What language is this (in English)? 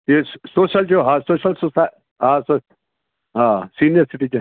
Sindhi